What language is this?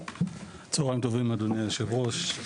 Hebrew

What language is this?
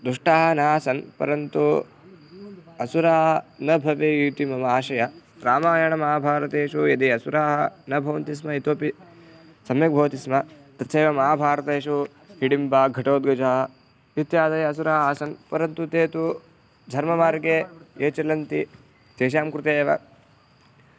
Sanskrit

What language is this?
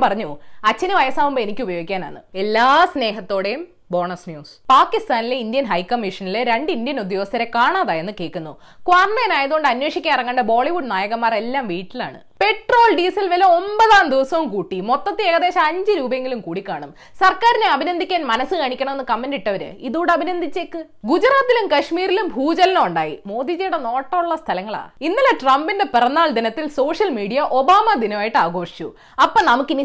Malayalam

